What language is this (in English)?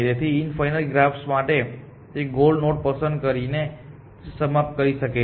Gujarati